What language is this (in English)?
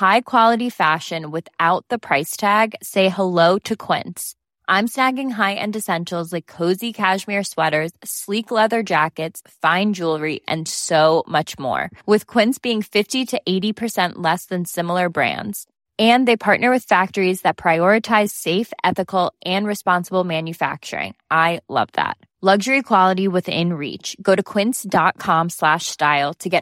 Persian